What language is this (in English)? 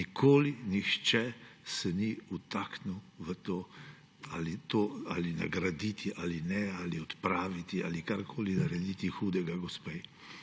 Slovenian